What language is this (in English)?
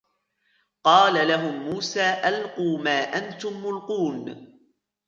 Arabic